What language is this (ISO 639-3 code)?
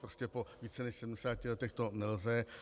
ces